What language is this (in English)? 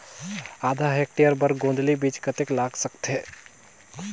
Chhattisgarhi